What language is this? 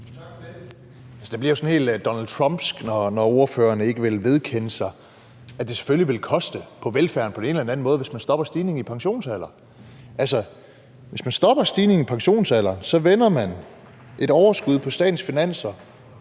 Danish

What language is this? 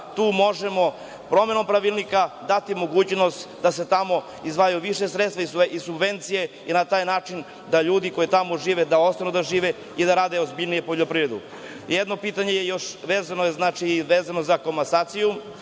Serbian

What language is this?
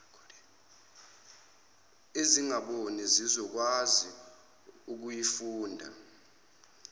Zulu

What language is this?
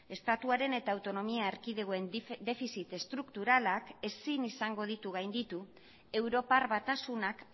Basque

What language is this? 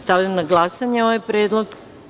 Serbian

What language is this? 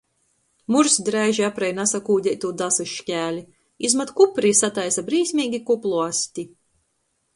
Latgalian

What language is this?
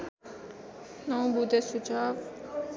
Nepali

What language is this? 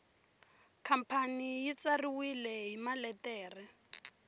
Tsonga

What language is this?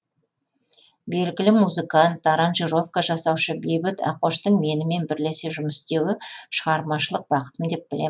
Kazakh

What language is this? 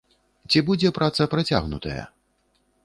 Belarusian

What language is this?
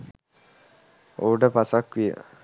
Sinhala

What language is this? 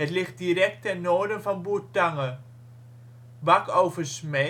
Dutch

